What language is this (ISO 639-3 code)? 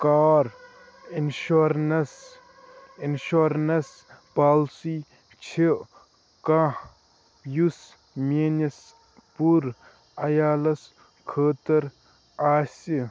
kas